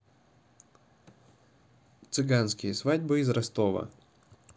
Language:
Russian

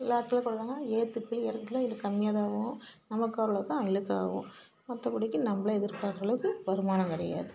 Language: Tamil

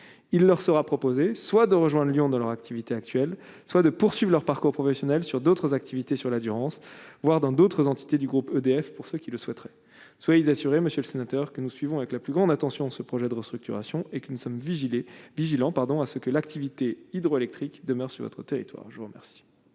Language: French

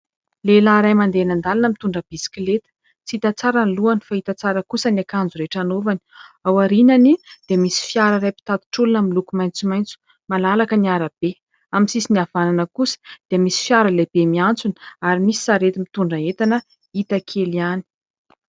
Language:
Malagasy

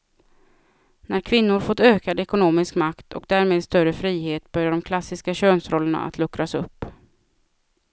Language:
Swedish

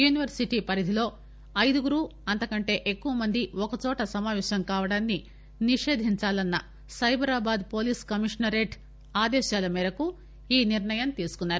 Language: Telugu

